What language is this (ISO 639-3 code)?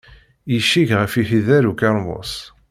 kab